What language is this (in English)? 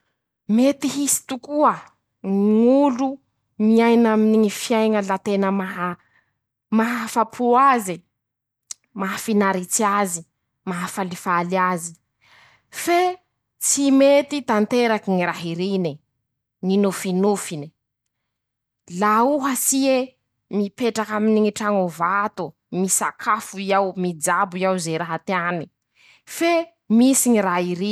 Masikoro Malagasy